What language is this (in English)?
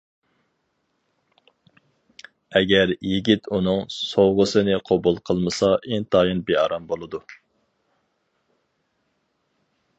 Uyghur